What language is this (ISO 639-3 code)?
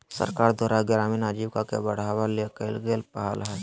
mag